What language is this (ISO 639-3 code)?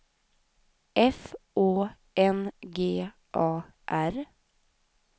swe